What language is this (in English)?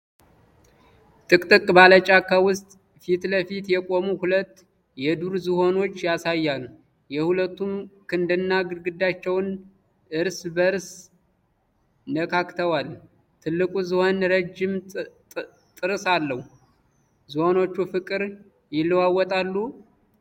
Amharic